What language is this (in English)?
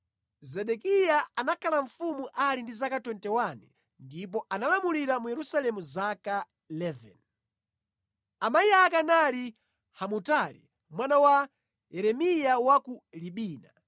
Nyanja